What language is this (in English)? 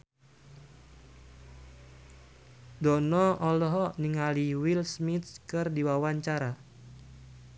Sundanese